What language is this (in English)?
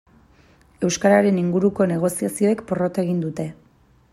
Basque